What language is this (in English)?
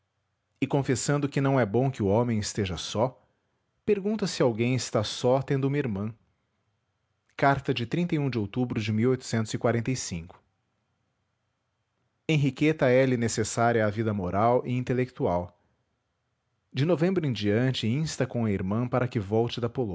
Portuguese